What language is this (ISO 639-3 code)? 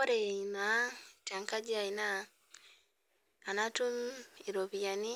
mas